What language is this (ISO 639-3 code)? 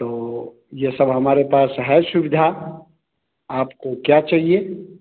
hin